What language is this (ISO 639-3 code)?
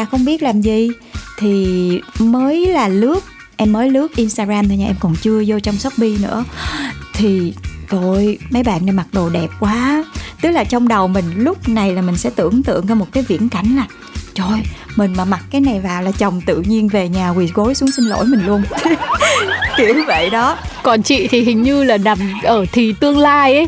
vie